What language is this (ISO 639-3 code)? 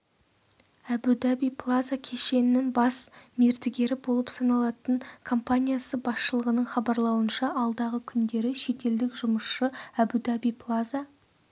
kaz